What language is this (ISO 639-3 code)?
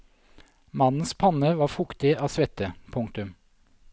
nor